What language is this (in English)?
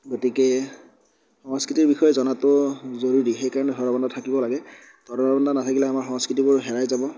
Assamese